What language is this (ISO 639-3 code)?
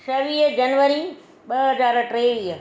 snd